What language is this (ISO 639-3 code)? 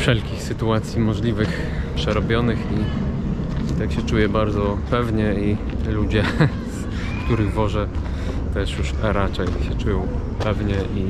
pol